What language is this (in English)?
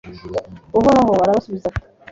Kinyarwanda